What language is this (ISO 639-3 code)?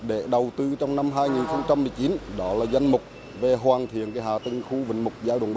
vie